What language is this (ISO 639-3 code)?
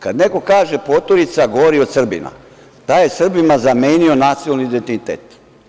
srp